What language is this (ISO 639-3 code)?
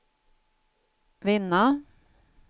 swe